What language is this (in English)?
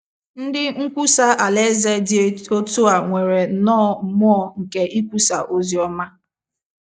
Igbo